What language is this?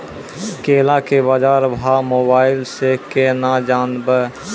Maithili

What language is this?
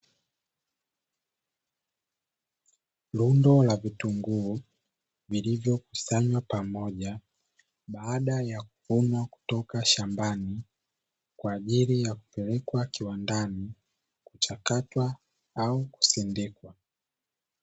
Swahili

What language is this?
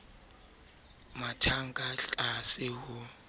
Southern Sotho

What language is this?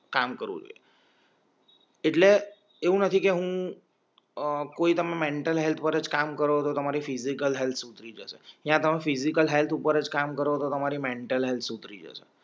Gujarati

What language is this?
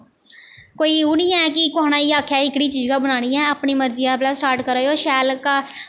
Dogri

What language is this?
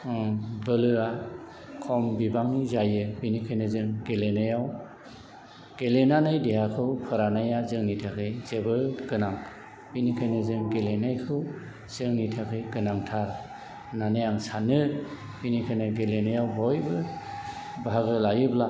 Bodo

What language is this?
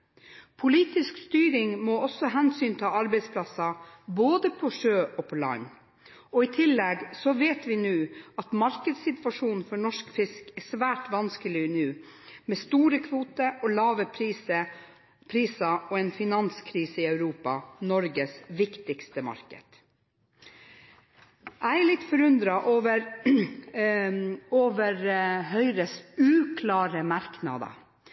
Norwegian Bokmål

